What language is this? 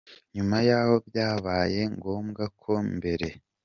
Kinyarwanda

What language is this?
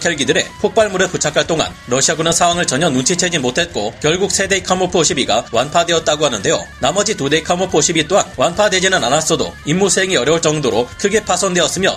Korean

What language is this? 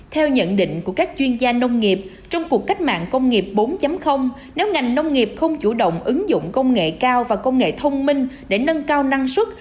Vietnamese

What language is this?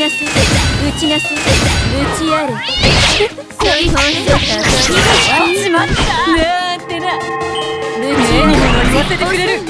Japanese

